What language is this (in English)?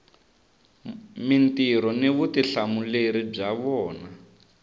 Tsonga